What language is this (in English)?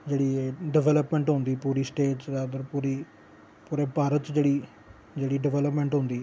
Dogri